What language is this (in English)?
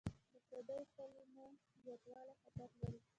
Pashto